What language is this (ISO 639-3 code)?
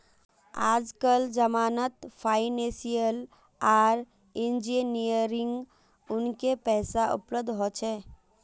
mag